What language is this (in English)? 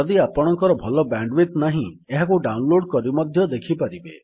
Odia